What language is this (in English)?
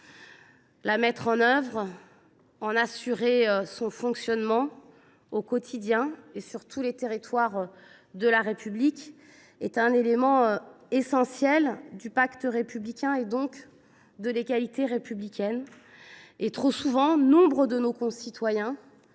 French